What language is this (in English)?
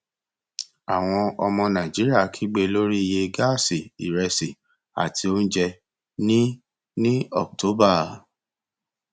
Yoruba